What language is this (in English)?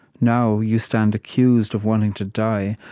English